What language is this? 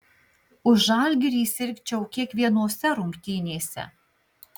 Lithuanian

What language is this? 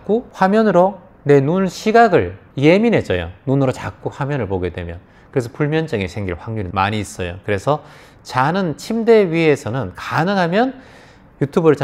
Korean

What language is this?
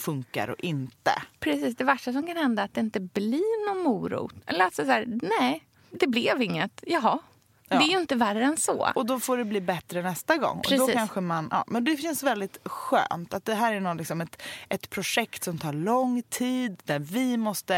Swedish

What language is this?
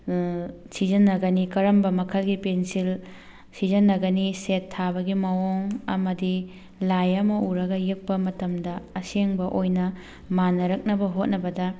Manipuri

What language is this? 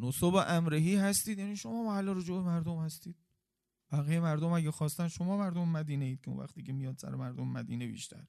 Persian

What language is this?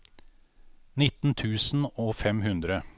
Norwegian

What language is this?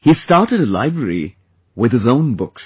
English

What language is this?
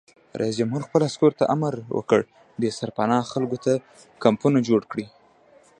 Pashto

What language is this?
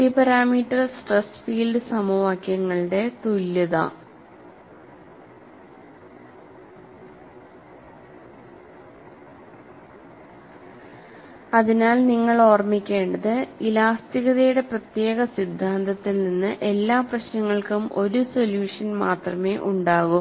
Malayalam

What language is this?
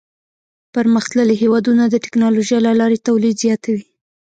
Pashto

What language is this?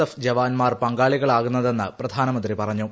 Malayalam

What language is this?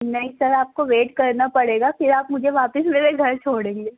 Urdu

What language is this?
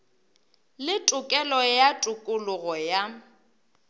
Northern Sotho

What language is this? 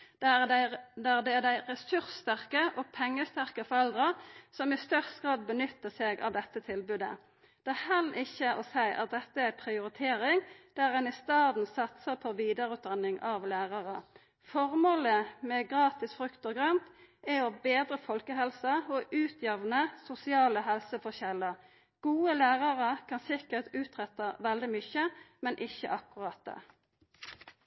Norwegian Nynorsk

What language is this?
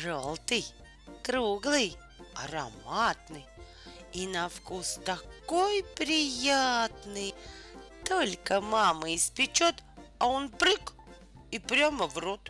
Russian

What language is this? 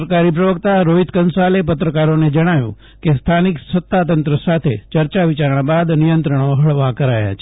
Gujarati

